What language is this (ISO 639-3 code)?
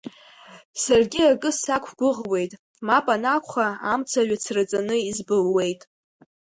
abk